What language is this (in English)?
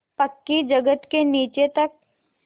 Hindi